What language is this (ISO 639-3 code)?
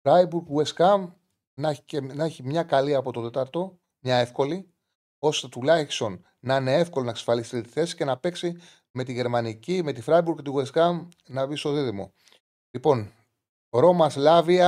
ell